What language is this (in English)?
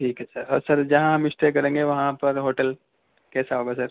Urdu